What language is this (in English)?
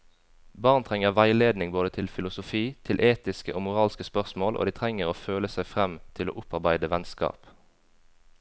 Norwegian